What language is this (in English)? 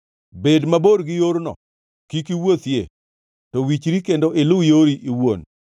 Luo (Kenya and Tanzania)